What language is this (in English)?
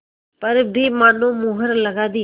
Hindi